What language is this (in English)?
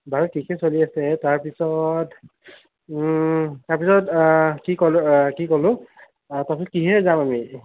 Assamese